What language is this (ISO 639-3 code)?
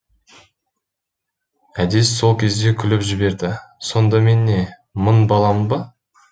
kaz